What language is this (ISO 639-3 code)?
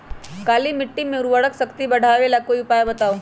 mag